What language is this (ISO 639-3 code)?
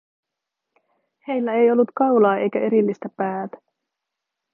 fin